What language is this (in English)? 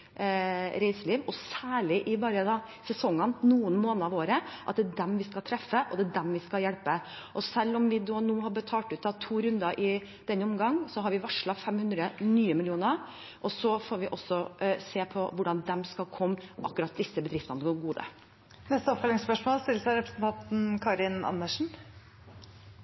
Norwegian